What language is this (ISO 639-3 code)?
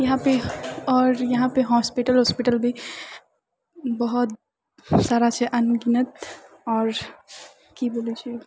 mai